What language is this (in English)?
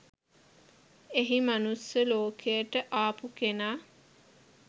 Sinhala